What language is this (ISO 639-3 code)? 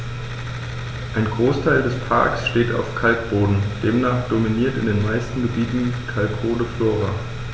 deu